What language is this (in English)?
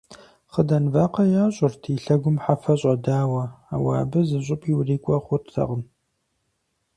Kabardian